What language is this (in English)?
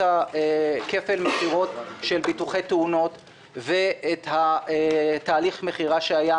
Hebrew